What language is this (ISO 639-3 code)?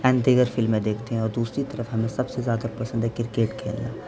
urd